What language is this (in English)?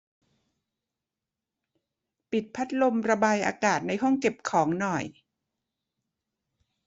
Thai